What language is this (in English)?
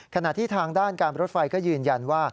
Thai